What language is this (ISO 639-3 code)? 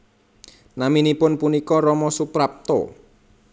jav